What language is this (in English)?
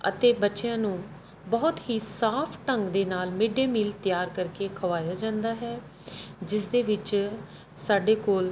Punjabi